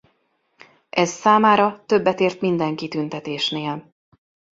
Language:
Hungarian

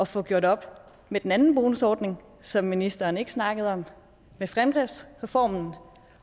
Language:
Danish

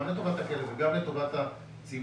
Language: Hebrew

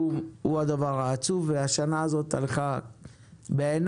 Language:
Hebrew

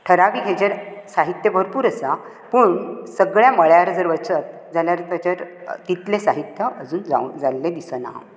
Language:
Konkani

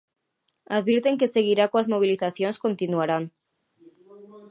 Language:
Galician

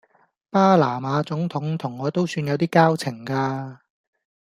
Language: Cantonese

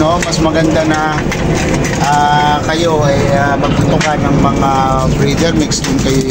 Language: Filipino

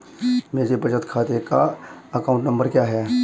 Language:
Hindi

